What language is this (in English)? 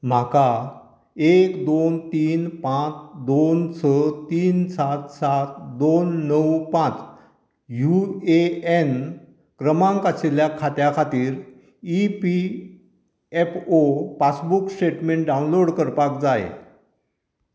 Konkani